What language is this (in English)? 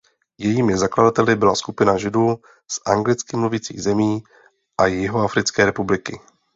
Czech